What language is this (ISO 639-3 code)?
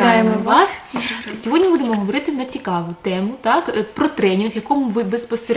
ukr